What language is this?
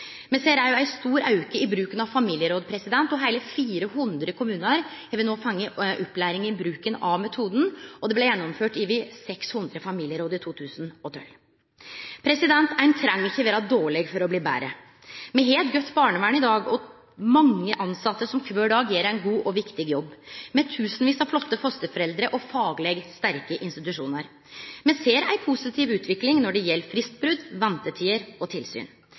Norwegian Nynorsk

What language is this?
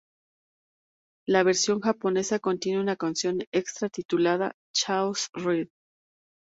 Spanish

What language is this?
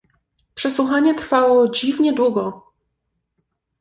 Polish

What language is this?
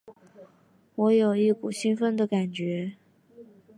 Chinese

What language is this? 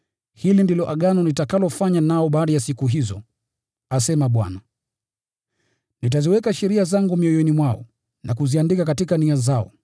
Swahili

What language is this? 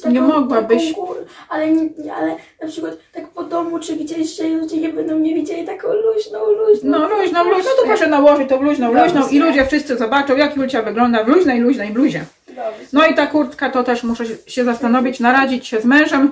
Polish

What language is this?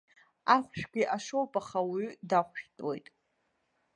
Abkhazian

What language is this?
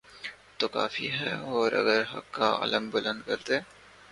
Urdu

